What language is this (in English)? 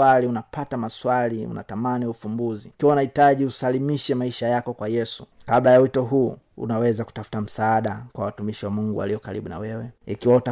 Swahili